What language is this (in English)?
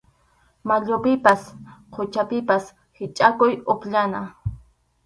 Arequipa-La Unión Quechua